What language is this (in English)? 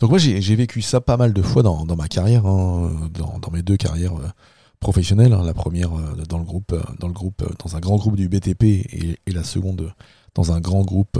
French